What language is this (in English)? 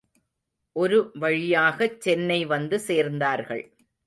Tamil